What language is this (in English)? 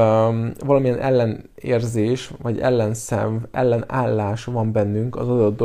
Hungarian